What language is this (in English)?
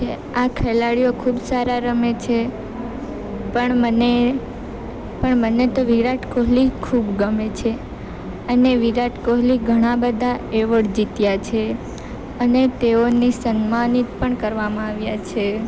Gujarati